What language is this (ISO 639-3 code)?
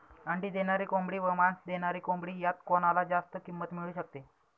mar